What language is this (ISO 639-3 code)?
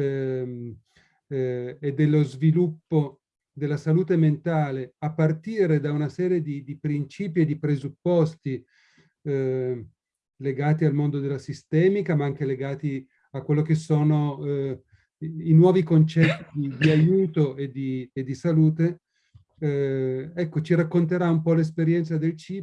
ita